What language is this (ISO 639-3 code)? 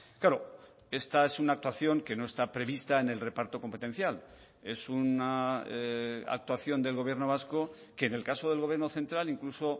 spa